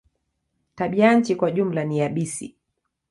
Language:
Swahili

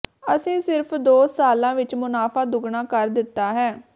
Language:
Punjabi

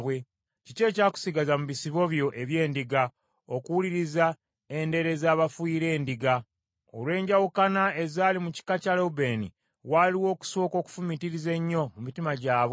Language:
Ganda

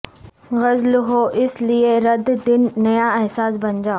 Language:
Urdu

